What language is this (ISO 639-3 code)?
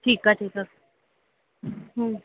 snd